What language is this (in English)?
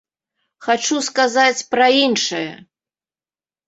Belarusian